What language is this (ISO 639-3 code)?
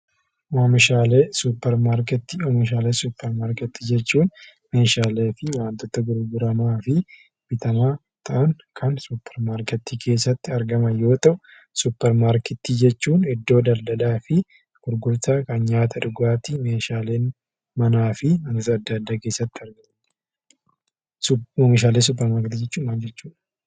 orm